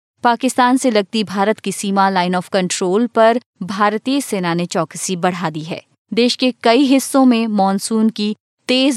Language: Hindi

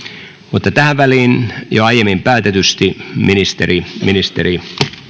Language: Finnish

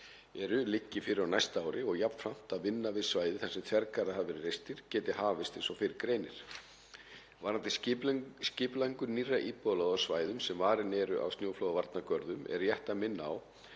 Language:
Icelandic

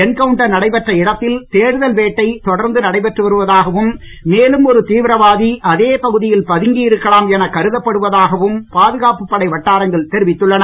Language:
Tamil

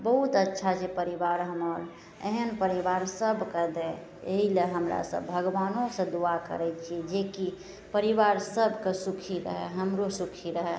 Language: Maithili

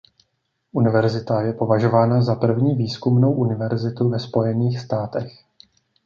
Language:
Czech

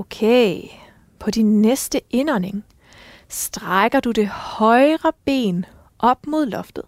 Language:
Danish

